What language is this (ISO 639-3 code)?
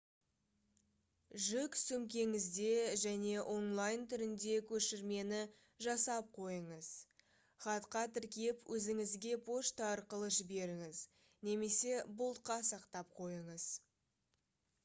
kaz